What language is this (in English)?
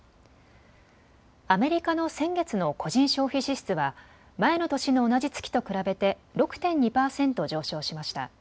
Japanese